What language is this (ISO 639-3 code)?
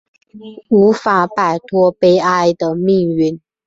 zho